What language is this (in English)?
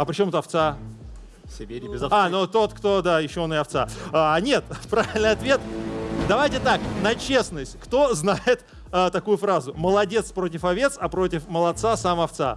Russian